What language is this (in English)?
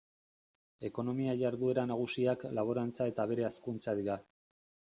Basque